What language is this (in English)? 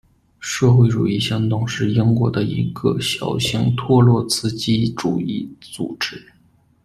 Chinese